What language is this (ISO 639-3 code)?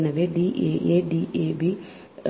tam